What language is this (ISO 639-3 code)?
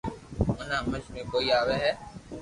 lrk